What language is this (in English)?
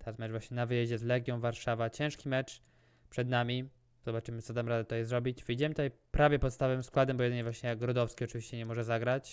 Polish